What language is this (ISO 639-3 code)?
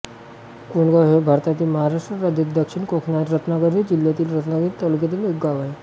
mar